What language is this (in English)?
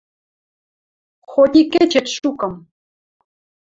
Western Mari